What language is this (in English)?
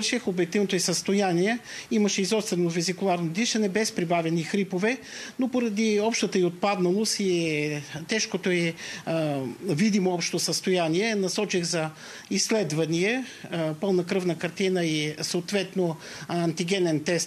Bulgarian